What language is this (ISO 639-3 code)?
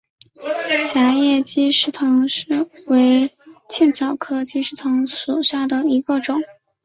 zho